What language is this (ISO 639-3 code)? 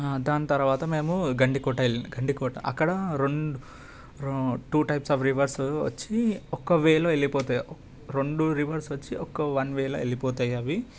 tel